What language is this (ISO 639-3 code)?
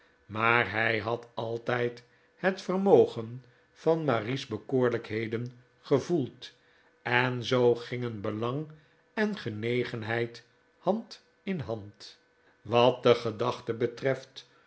nld